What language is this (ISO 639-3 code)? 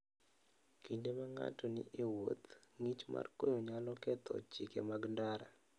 luo